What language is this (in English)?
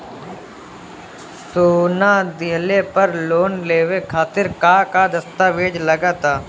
Bhojpuri